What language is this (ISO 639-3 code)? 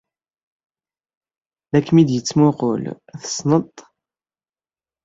kab